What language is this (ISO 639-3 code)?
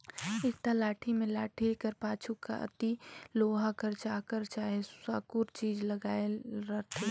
hne